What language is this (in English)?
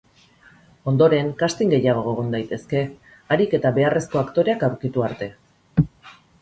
Basque